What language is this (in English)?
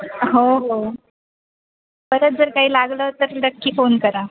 Marathi